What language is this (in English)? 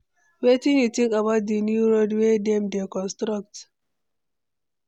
Nigerian Pidgin